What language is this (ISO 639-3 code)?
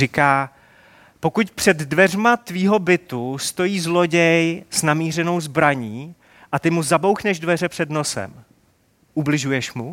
ces